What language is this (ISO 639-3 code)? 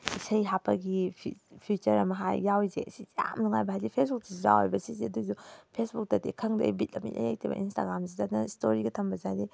mni